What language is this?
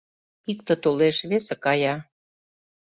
Mari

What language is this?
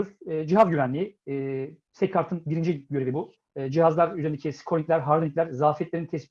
Turkish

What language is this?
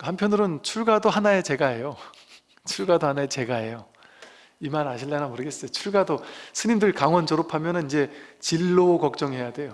Korean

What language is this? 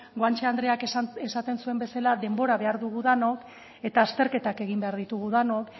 Basque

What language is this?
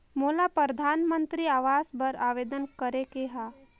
Chhattisgarhi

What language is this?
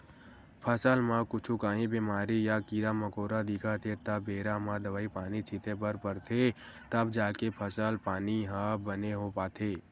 Chhattisgarhi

